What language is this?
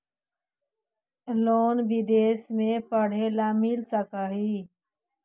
Magahi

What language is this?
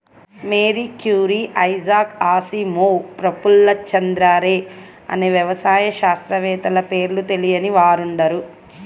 Telugu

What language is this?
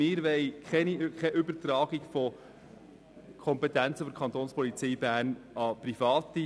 Swiss German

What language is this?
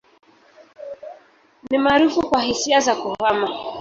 Swahili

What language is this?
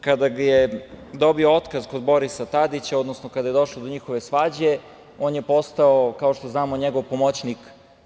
Serbian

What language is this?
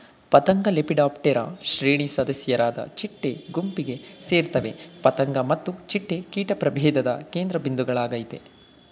Kannada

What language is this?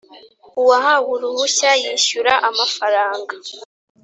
Kinyarwanda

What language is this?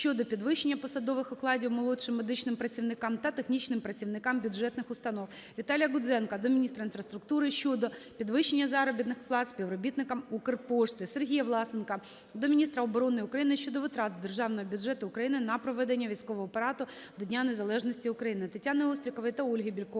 Ukrainian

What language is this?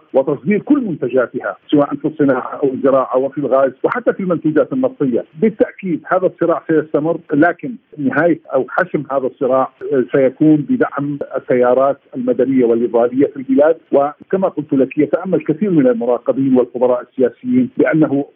Arabic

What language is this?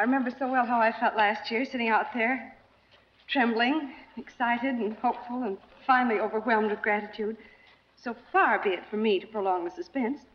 English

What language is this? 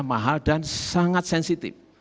Indonesian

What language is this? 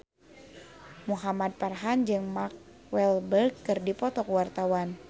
Sundanese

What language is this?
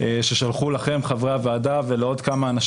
Hebrew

